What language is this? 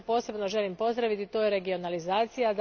Croatian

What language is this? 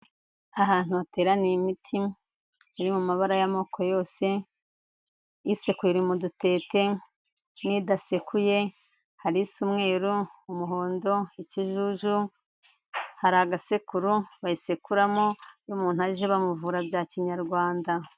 Kinyarwanda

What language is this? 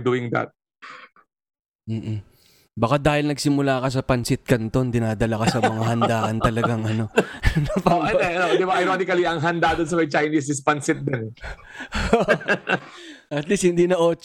Filipino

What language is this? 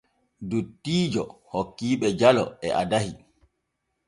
Borgu Fulfulde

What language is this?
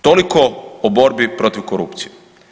Croatian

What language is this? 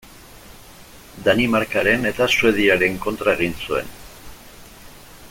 Basque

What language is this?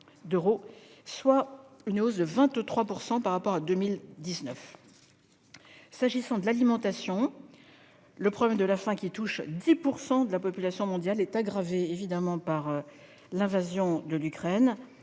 French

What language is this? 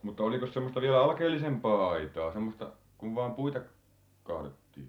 Finnish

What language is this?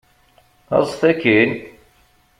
Kabyle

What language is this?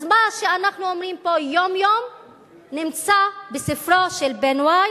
Hebrew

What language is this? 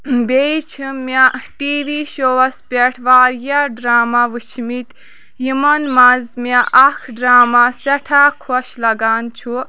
Kashmiri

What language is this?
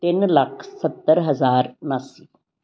Punjabi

